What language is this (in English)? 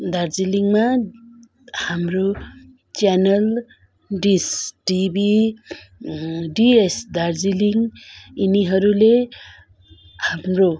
Nepali